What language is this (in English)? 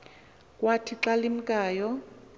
Xhosa